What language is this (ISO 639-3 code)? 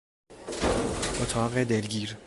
fas